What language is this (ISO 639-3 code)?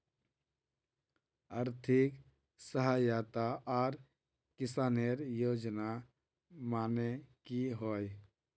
mag